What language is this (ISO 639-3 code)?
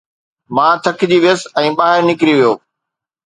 snd